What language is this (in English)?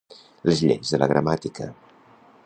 Catalan